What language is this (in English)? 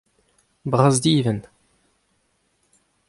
Breton